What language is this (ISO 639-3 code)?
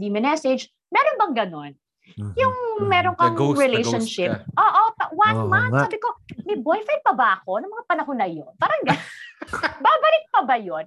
fil